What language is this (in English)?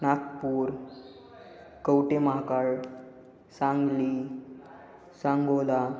Marathi